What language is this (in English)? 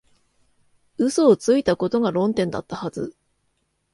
Japanese